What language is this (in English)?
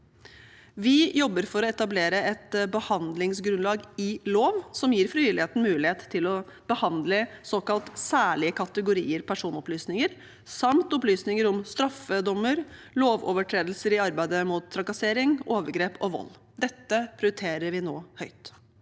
Norwegian